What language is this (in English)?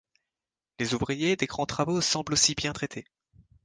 French